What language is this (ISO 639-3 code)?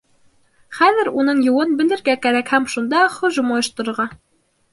bak